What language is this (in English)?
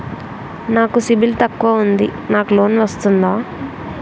Telugu